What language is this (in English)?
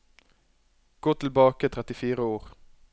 Norwegian